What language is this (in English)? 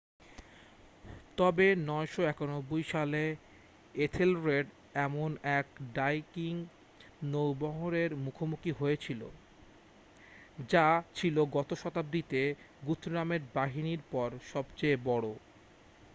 Bangla